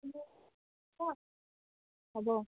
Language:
Assamese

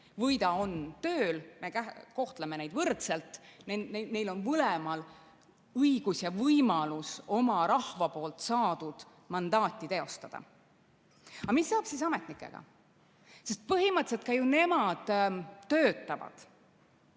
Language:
Estonian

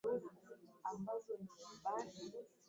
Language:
Swahili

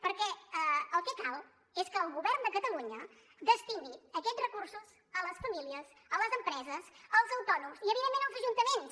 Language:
Catalan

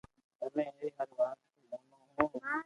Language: Loarki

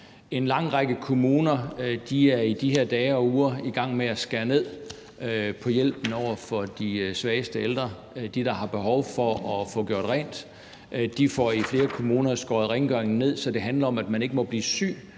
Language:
Danish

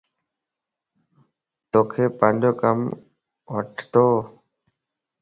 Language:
Lasi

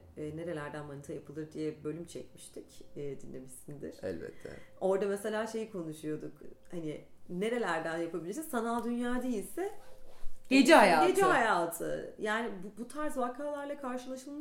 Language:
Turkish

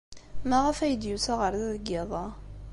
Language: Kabyle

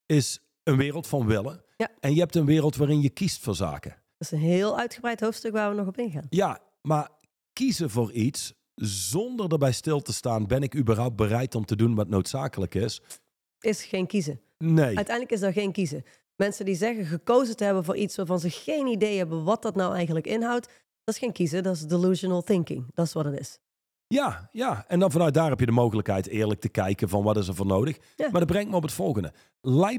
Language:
Dutch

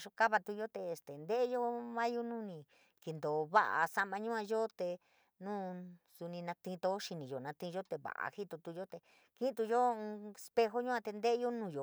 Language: San Miguel El Grande Mixtec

